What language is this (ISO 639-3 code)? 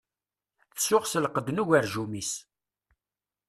kab